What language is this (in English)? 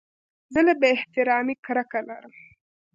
Pashto